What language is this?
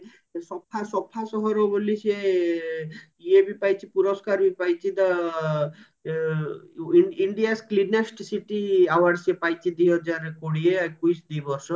Odia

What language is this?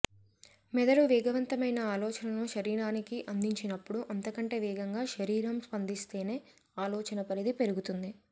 Telugu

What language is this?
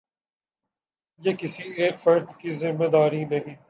Urdu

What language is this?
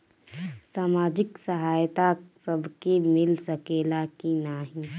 Bhojpuri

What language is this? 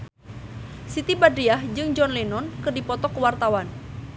Sundanese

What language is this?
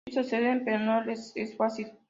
Spanish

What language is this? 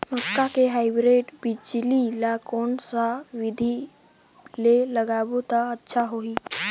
Chhattisgarhi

